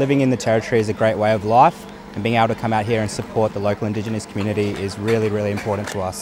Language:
English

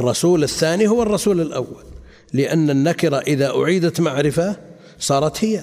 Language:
Arabic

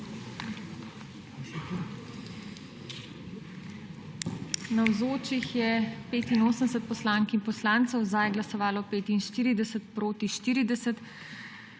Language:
Slovenian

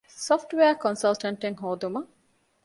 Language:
Divehi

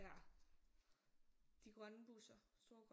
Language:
Danish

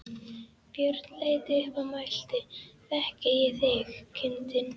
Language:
Icelandic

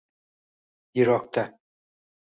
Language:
Uzbek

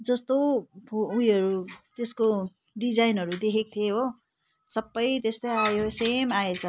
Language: Nepali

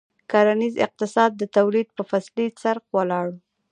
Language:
Pashto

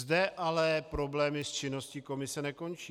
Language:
Czech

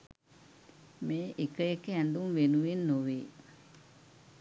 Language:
Sinhala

